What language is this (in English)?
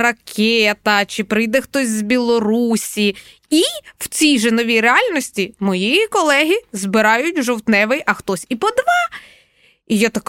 Ukrainian